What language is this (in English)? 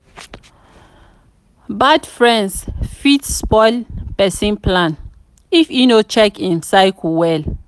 Nigerian Pidgin